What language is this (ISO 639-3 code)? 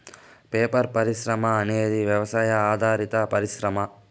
tel